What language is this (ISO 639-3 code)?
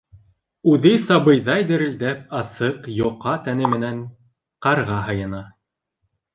bak